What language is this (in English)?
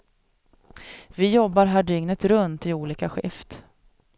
Swedish